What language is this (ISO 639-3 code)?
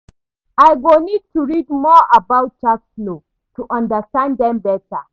pcm